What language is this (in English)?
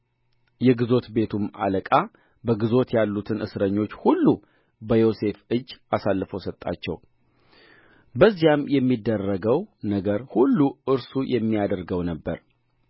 Amharic